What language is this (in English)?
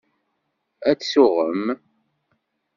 Kabyle